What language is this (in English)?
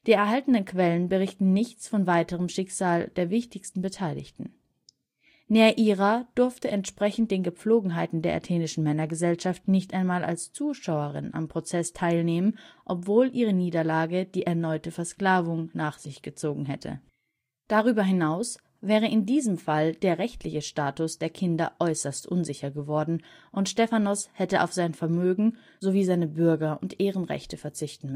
German